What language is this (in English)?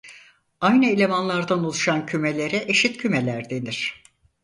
Turkish